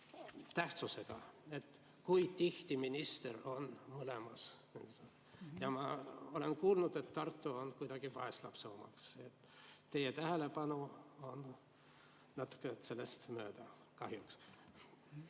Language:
Estonian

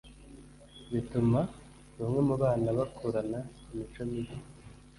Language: Kinyarwanda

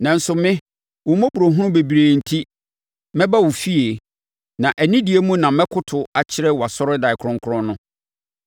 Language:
Akan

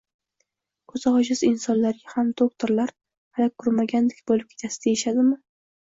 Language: Uzbek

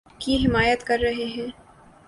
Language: Urdu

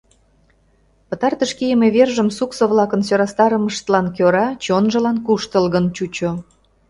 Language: Mari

